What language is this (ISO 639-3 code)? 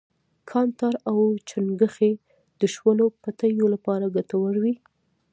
pus